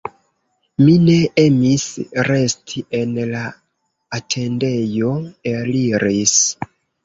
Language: Esperanto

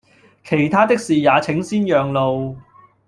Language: Cantonese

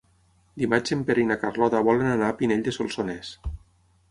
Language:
Catalan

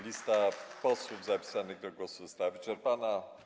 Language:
Polish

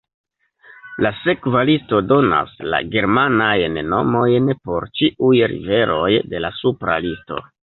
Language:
Esperanto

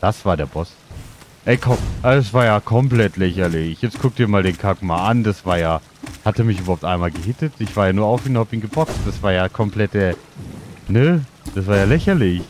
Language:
German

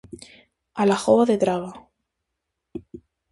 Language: Galician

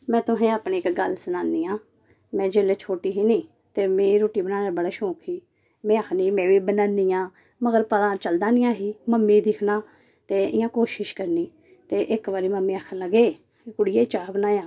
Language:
Dogri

